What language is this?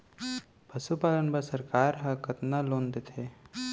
Chhattisgarhi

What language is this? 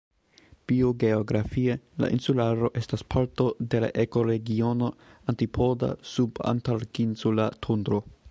Esperanto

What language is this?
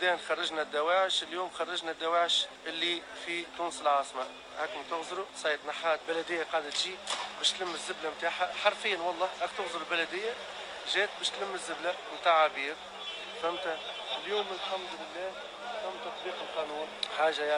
Arabic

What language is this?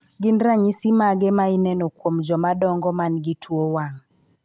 Luo (Kenya and Tanzania)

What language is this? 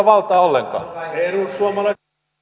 Finnish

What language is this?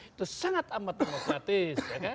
Indonesian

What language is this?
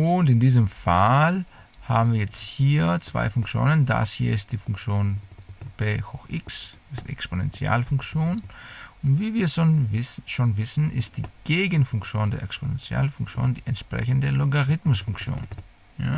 German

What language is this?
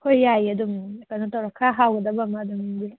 Manipuri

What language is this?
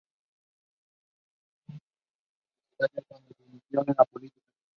Spanish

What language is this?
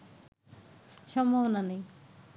Bangla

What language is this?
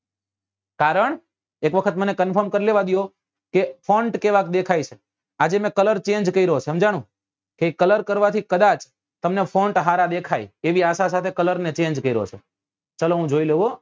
Gujarati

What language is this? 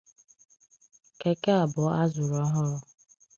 Igbo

